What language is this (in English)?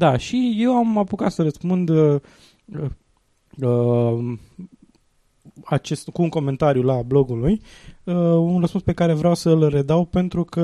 Romanian